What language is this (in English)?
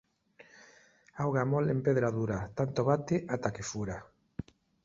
Galician